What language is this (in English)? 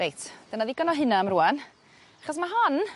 Welsh